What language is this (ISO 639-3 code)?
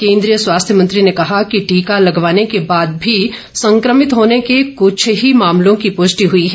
hin